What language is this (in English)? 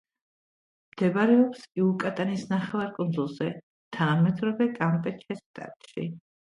Georgian